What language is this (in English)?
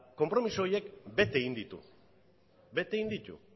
Basque